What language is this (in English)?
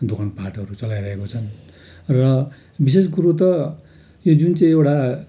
Nepali